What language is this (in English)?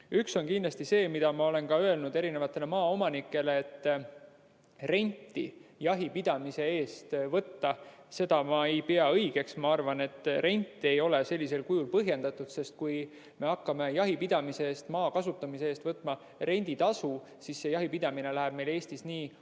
Estonian